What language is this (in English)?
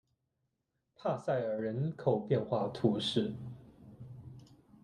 Chinese